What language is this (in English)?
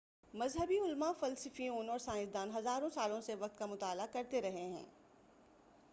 Urdu